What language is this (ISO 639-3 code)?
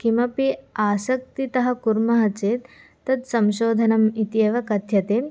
san